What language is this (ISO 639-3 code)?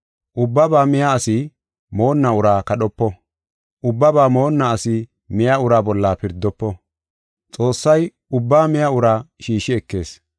gof